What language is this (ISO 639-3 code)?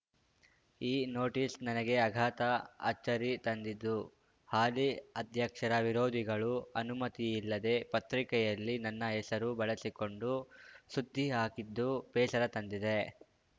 kan